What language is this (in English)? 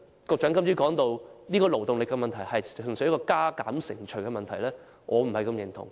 Cantonese